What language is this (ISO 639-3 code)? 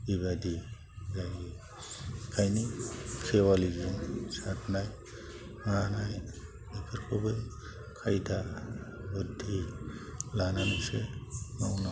brx